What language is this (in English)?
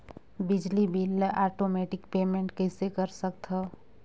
Chhattisgarhi